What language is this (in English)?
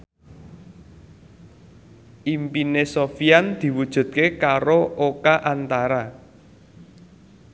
Javanese